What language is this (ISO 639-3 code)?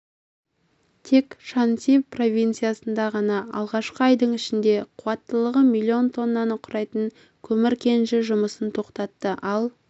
kaz